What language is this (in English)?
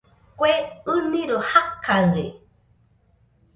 Nüpode Huitoto